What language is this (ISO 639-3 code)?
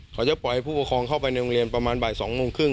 tha